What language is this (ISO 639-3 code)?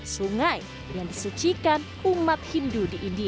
ind